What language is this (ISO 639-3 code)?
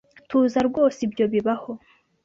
kin